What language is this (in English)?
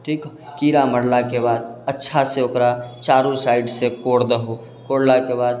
Maithili